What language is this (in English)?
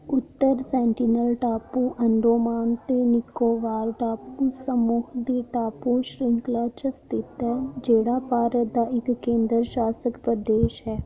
Dogri